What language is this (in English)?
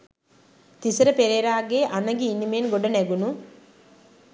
Sinhala